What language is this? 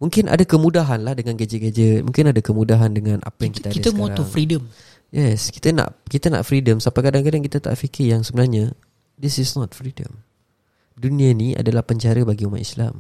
Malay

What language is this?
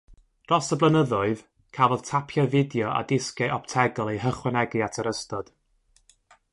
Welsh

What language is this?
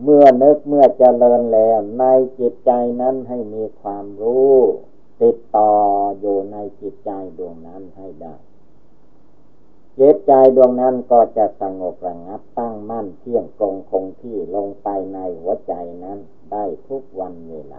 Thai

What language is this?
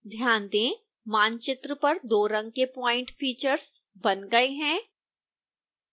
Hindi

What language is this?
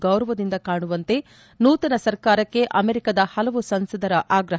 Kannada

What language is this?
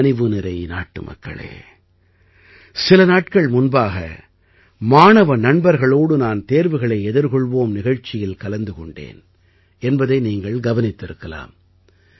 Tamil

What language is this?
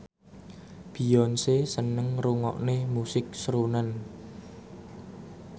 Javanese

